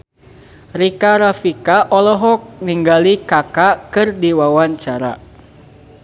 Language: Sundanese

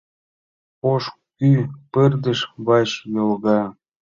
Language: Mari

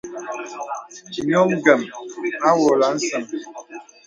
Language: Bebele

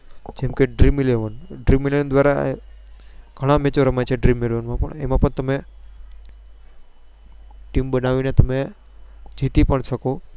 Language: Gujarati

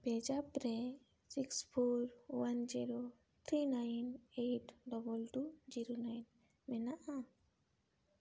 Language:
Santali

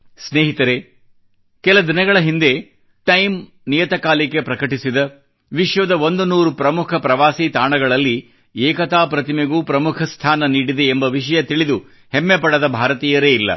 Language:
Kannada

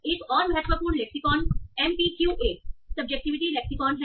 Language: Hindi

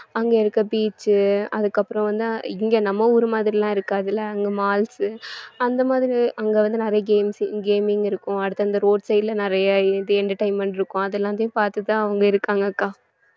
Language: Tamil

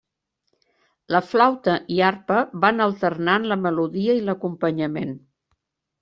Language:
Catalan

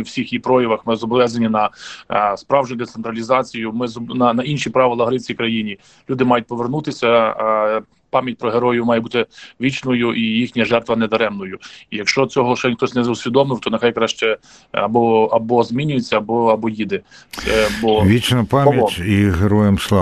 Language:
Ukrainian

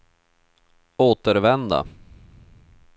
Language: Swedish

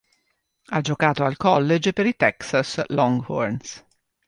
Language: Italian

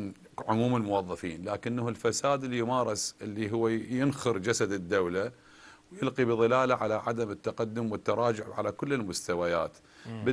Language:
Arabic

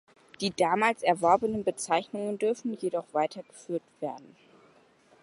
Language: German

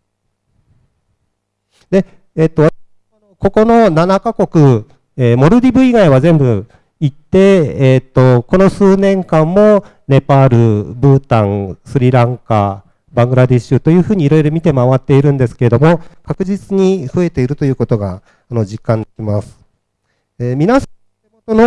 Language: Japanese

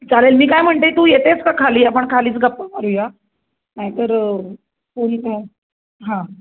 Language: Marathi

